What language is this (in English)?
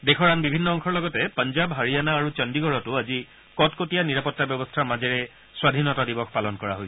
Assamese